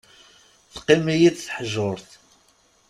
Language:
Kabyle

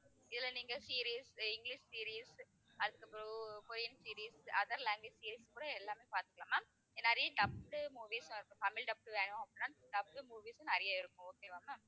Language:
Tamil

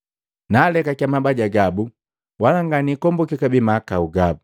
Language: Matengo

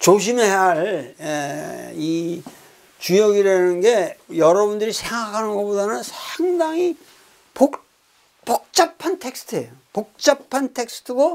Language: Korean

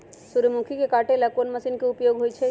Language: Magahi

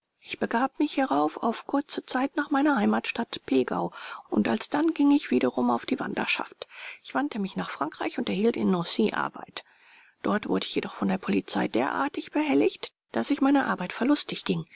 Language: German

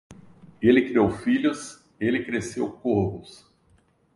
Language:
Portuguese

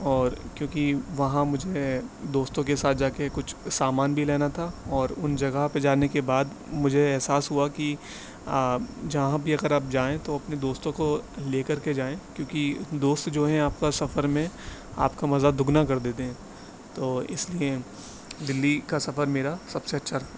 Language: Urdu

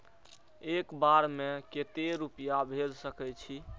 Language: Maithili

